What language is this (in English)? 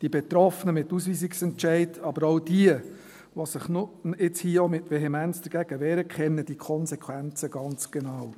Swiss German